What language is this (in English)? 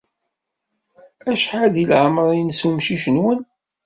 Kabyle